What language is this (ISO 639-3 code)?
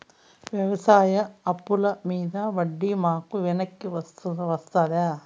tel